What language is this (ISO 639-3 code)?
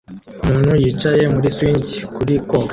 kin